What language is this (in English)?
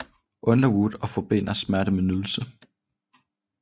Danish